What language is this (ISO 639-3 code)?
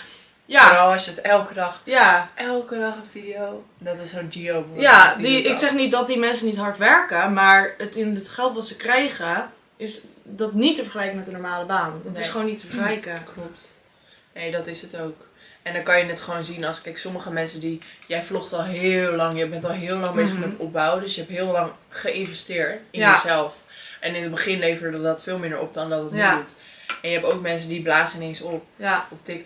nld